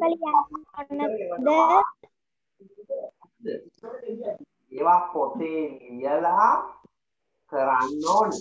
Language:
Indonesian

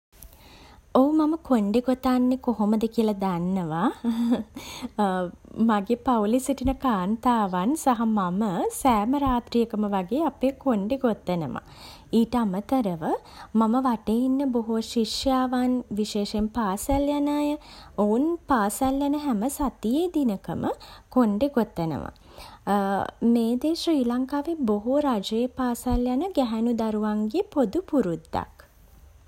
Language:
Sinhala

